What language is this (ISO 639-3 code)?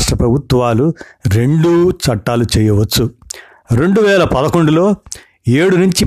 tel